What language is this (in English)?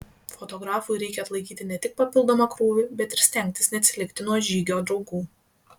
Lithuanian